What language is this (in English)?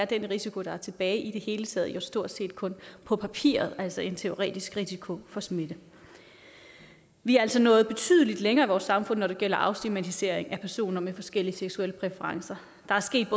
Danish